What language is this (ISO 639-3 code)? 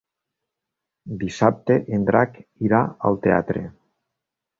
cat